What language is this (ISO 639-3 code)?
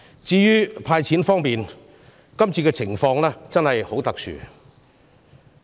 yue